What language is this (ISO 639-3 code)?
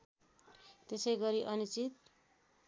nep